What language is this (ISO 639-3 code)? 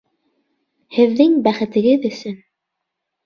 bak